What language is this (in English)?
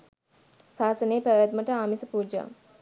Sinhala